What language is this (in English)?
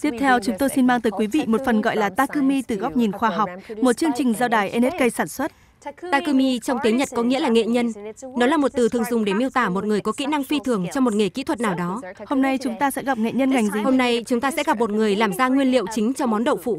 Vietnamese